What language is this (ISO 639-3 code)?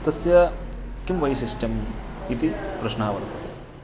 san